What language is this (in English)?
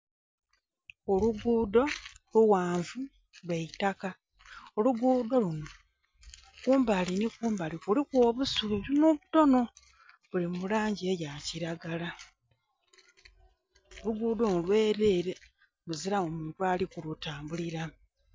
Soga